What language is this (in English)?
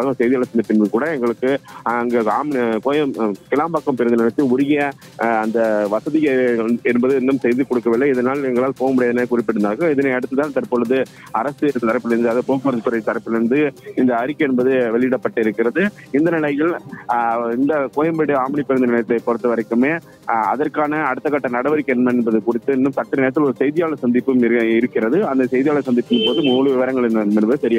Hindi